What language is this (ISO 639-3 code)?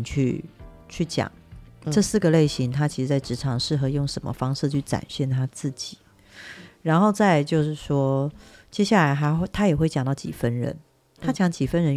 zho